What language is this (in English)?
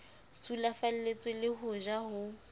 Southern Sotho